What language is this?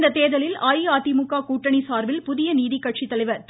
Tamil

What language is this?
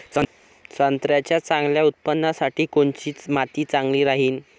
Marathi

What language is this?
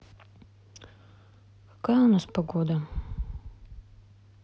Russian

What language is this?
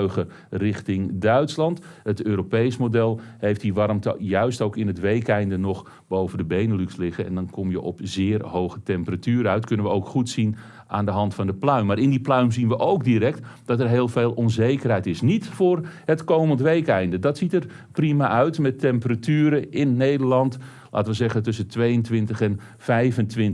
Dutch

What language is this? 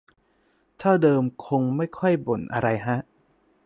Thai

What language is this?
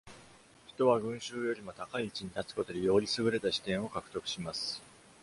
Japanese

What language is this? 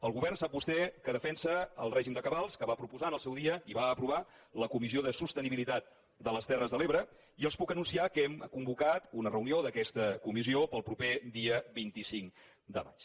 Catalan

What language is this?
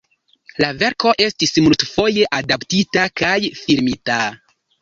Esperanto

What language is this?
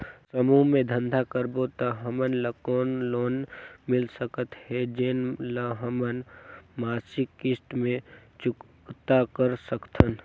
Chhattisgarhi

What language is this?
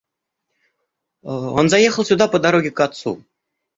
Russian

